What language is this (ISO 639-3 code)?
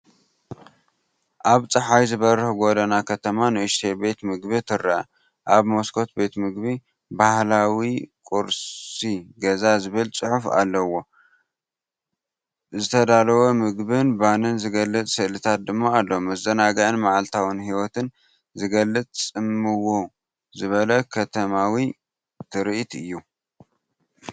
tir